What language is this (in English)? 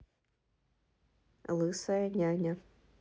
Russian